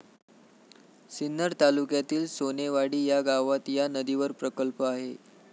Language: Marathi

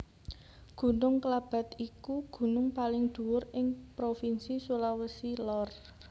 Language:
Javanese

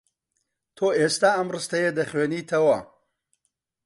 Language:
Central Kurdish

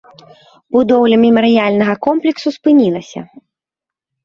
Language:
Belarusian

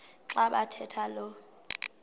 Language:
Xhosa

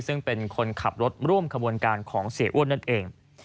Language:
Thai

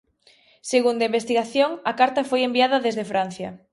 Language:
Galician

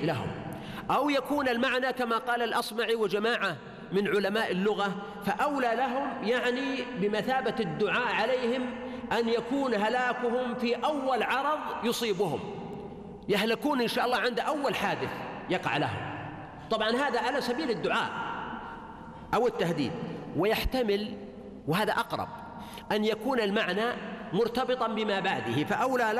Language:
Arabic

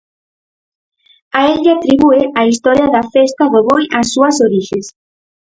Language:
Galician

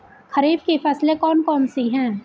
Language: Hindi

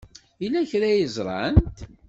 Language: Kabyle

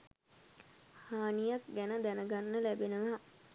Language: Sinhala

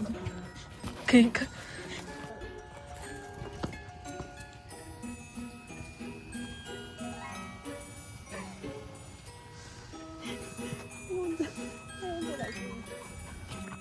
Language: Korean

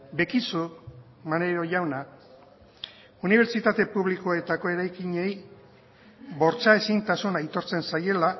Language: Basque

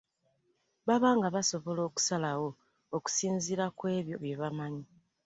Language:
Ganda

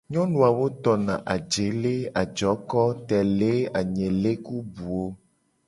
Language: Gen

